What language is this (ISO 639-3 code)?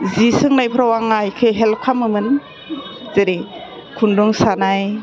brx